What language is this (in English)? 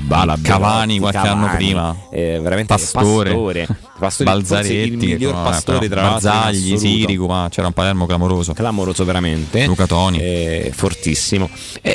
Italian